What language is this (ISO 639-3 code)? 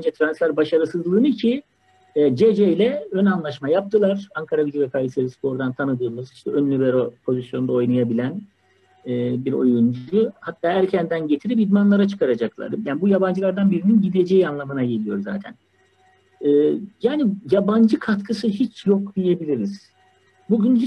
tur